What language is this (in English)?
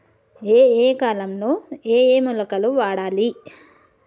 Telugu